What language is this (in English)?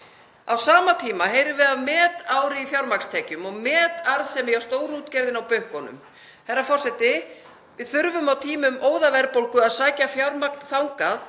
Icelandic